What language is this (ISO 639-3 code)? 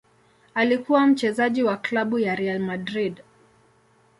swa